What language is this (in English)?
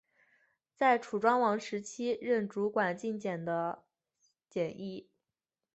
Chinese